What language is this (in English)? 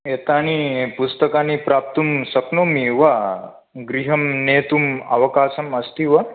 Sanskrit